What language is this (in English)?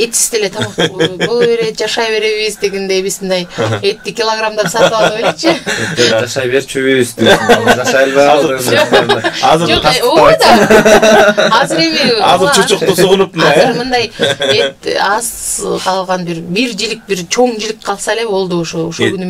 Turkish